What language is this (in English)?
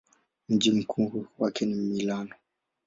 Swahili